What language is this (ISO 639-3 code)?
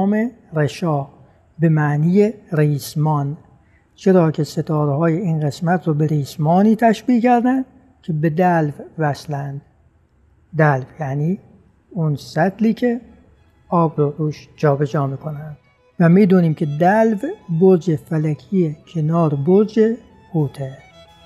fas